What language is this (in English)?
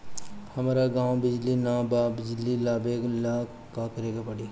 Bhojpuri